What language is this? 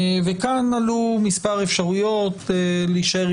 Hebrew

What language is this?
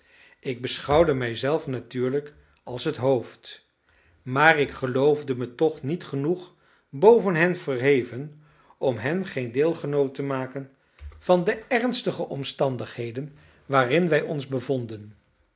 Dutch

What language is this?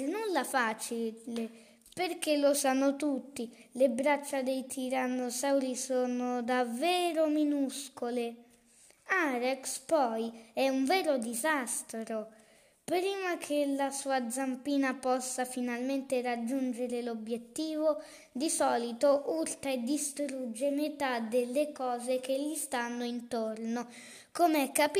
Italian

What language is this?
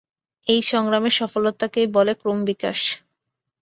Bangla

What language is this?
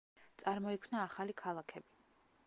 Georgian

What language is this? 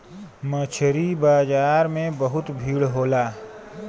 Bhojpuri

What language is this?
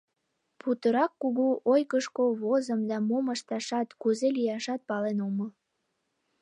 Mari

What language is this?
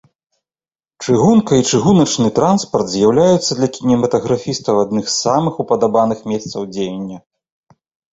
Belarusian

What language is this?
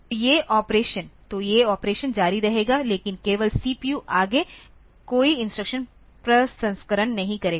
Hindi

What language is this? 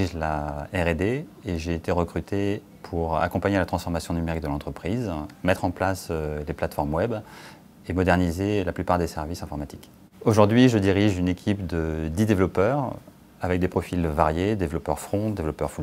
French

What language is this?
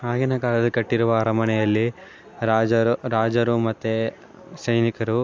Kannada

